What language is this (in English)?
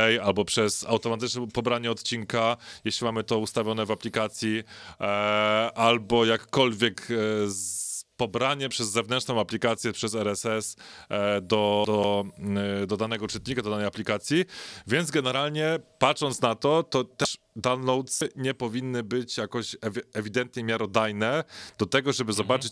Polish